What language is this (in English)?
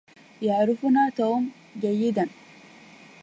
Arabic